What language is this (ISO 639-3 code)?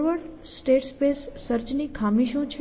guj